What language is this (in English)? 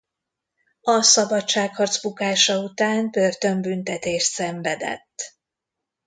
Hungarian